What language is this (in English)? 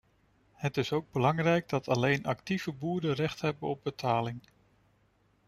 Dutch